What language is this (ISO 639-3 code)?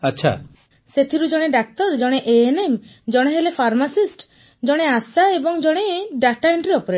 ori